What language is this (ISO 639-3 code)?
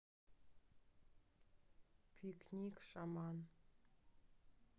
rus